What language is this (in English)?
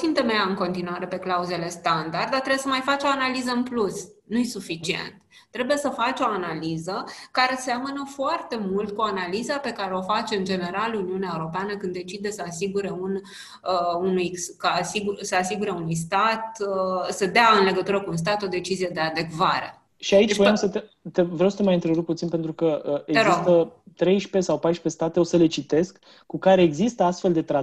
Romanian